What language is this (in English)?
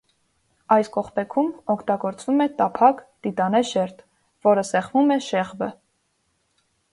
Armenian